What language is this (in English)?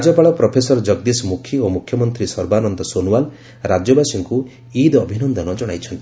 Odia